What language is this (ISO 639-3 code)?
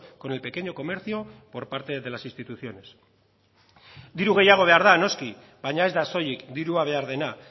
eus